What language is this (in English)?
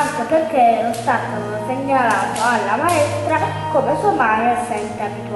Italian